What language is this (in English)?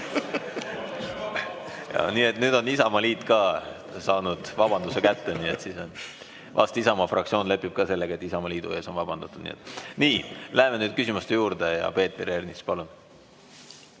Estonian